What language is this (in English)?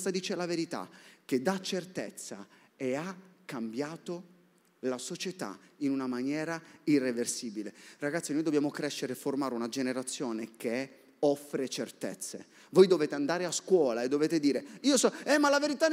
Italian